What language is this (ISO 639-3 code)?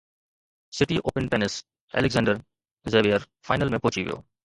snd